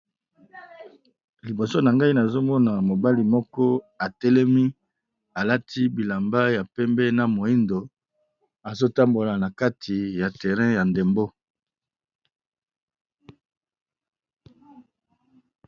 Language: Lingala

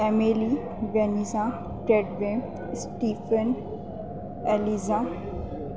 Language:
Urdu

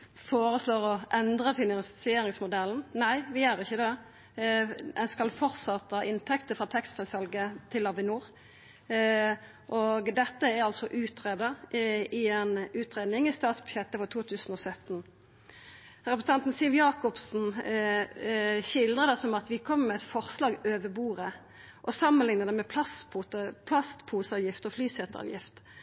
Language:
Norwegian Nynorsk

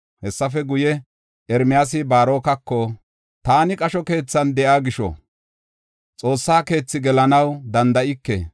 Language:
Gofa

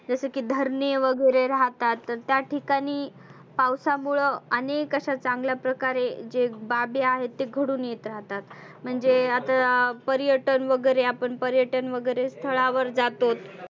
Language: Marathi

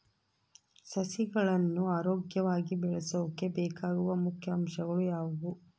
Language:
Kannada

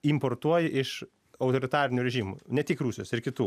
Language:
Lithuanian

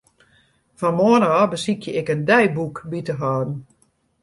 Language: Western Frisian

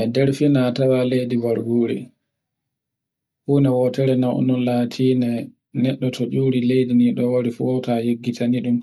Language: Borgu Fulfulde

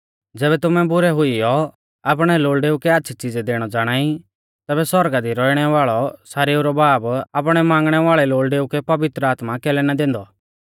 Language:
Mahasu Pahari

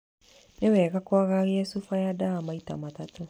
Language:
Kikuyu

